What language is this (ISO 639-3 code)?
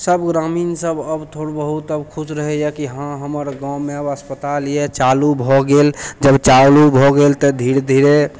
mai